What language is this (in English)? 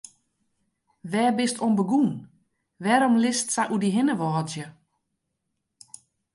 Western Frisian